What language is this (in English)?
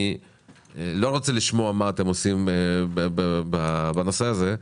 Hebrew